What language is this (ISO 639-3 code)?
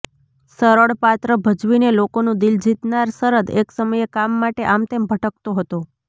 guj